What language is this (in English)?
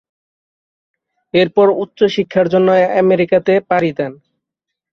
Bangla